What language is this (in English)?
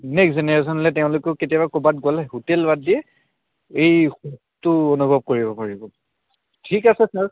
Assamese